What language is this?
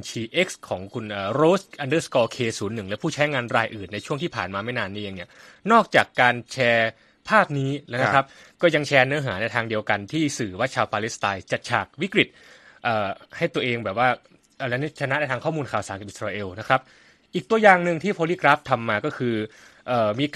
Thai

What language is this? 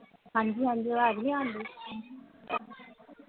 Punjabi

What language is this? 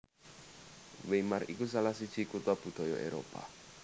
Javanese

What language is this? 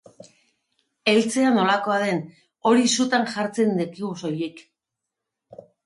Basque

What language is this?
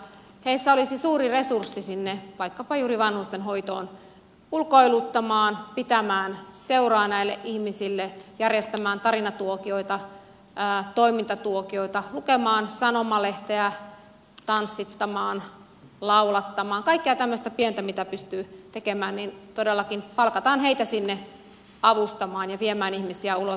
Finnish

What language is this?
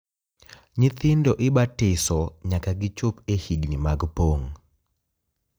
Luo (Kenya and Tanzania)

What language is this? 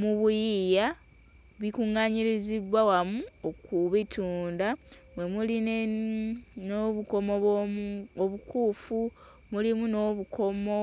Ganda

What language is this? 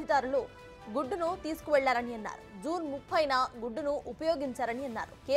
Telugu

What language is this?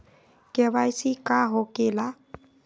Magahi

